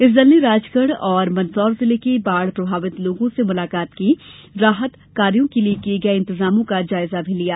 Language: Hindi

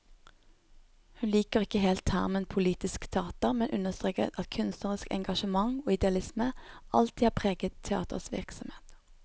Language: Norwegian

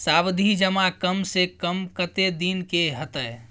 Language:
Maithili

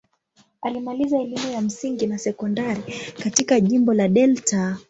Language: Swahili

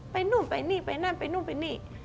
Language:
Thai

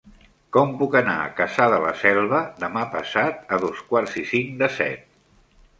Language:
Catalan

